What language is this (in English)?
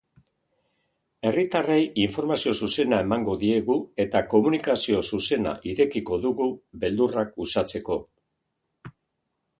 Basque